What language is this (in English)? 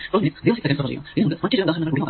Malayalam